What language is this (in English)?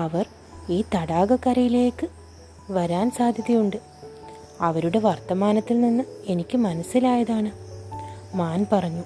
Malayalam